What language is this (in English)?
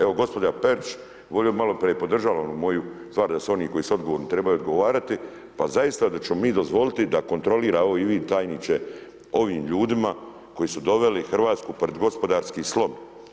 Croatian